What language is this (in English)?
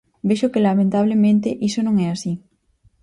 Galician